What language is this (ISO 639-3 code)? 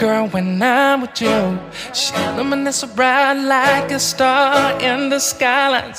eng